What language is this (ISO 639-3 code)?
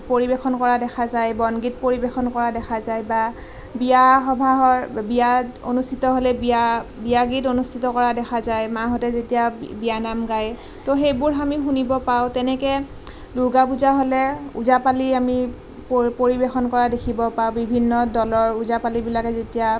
asm